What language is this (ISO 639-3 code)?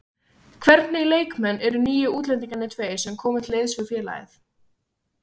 isl